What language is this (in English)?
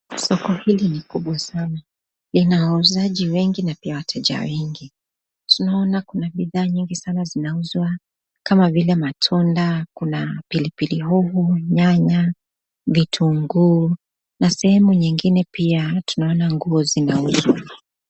Swahili